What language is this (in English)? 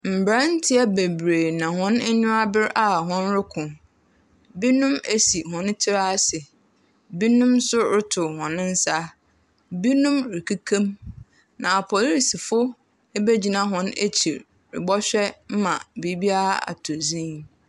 Akan